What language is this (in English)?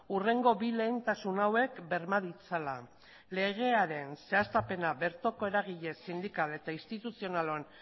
Basque